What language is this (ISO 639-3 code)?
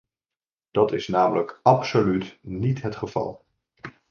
nld